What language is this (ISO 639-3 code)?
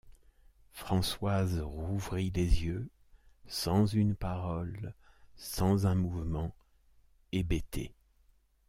fra